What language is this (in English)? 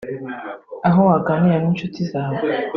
Kinyarwanda